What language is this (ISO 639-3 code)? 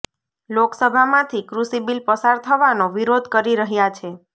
guj